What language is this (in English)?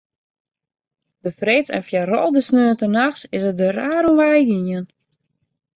Western Frisian